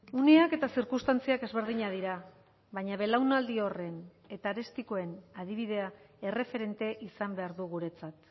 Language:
Basque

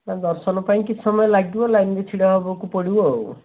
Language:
Odia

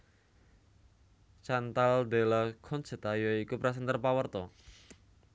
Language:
Javanese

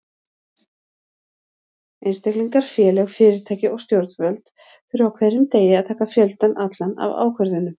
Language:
Icelandic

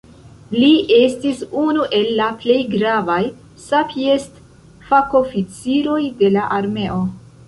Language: Esperanto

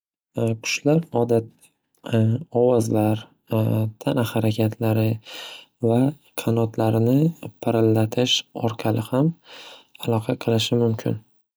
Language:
Uzbek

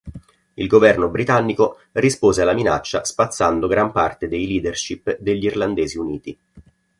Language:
Italian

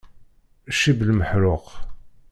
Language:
Kabyle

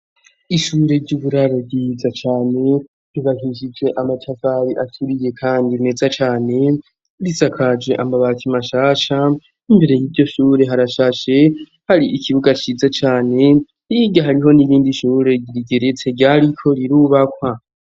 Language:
Rundi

